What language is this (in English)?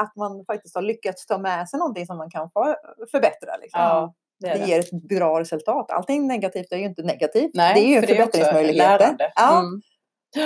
Swedish